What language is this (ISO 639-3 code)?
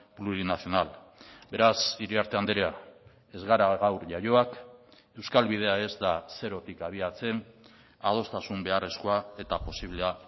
eus